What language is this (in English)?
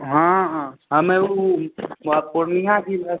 Maithili